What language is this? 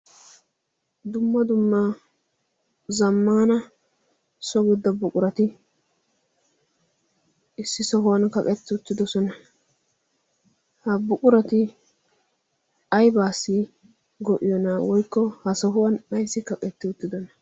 Wolaytta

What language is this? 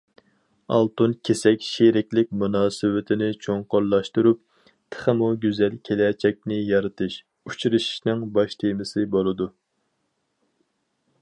Uyghur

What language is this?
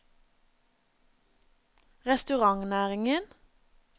Norwegian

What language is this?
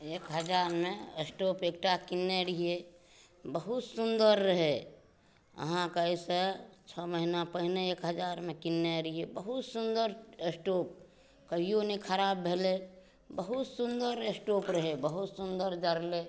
Maithili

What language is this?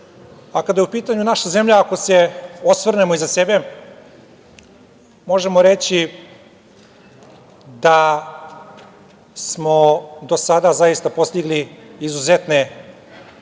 Serbian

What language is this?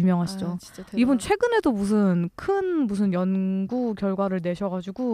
Korean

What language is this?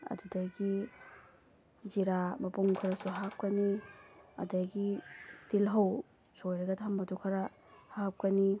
Manipuri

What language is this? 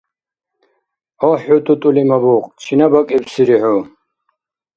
Dargwa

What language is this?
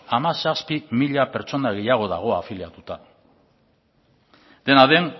Basque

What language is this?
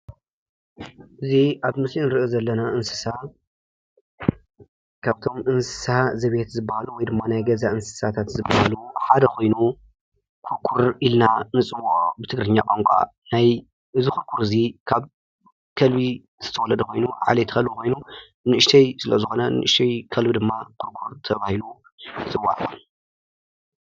Tigrinya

